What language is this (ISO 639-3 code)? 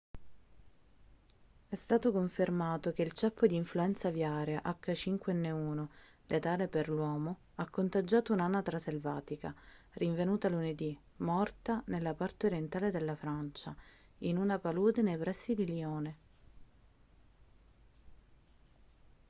ita